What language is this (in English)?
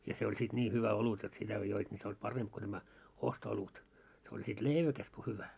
Finnish